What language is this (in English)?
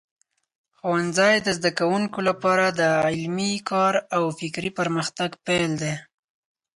Pashto